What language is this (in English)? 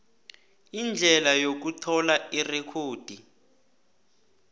South Ndebele